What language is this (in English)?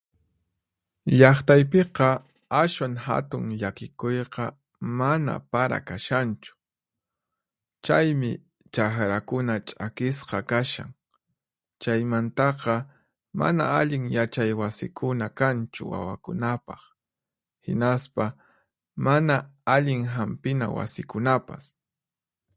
Puno Quechua